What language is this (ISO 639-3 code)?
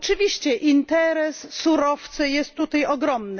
pol